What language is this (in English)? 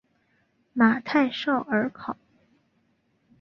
Chinese